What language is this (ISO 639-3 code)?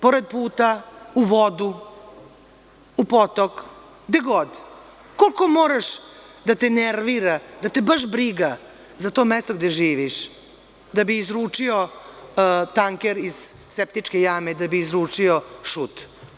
srp